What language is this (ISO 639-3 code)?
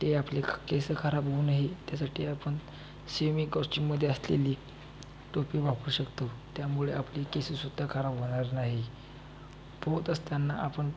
mar